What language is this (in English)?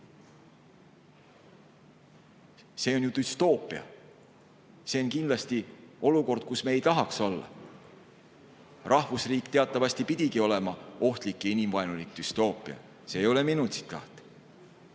Estonian